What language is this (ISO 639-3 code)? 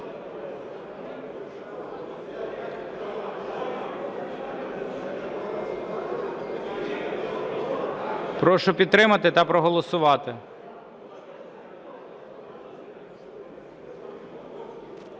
ukr